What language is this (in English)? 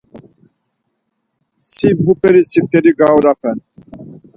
Laz